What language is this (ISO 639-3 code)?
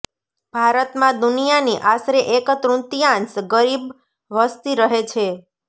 guj